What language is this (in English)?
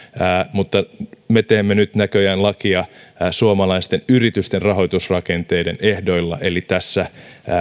Finnish